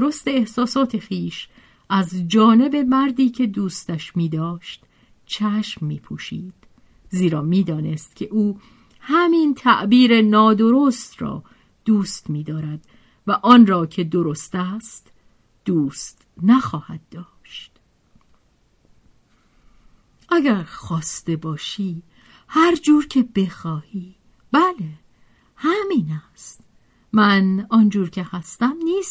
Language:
Persian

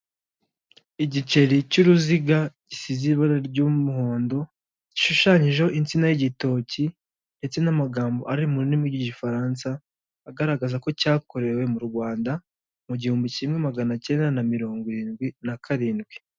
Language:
Kinyarwanda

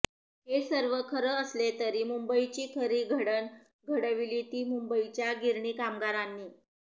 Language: Marathi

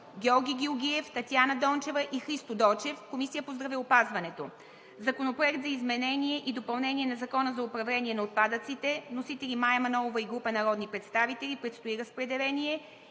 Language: Bulgarian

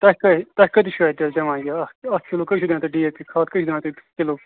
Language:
Kashmiri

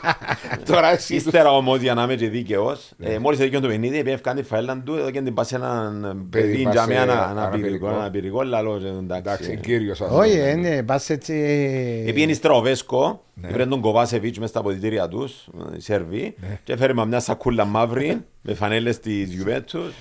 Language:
Greek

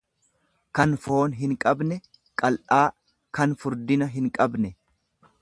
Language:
Oromo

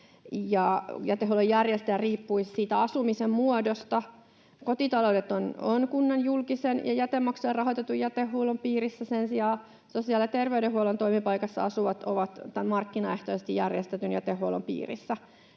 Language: Finnish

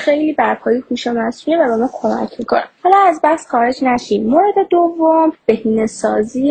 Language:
Persian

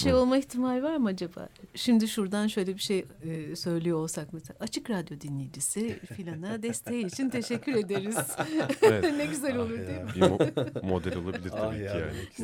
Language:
Turkish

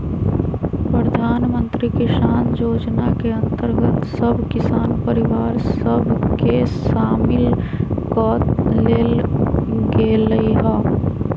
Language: Magahi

